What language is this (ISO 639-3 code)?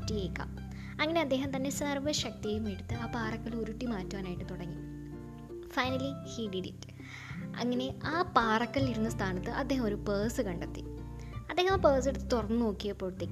mal